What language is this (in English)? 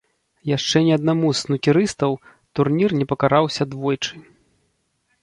Belarusian